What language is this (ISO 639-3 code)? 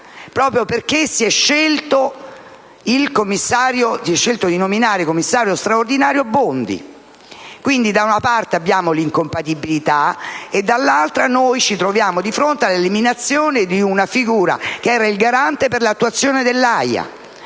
ita